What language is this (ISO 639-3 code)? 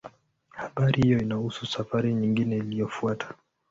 swa